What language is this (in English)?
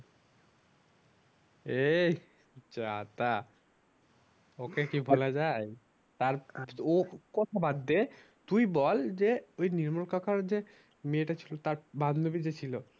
Bangla